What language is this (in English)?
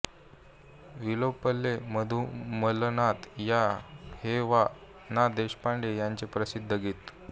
Marathi